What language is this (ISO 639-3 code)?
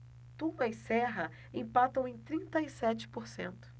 por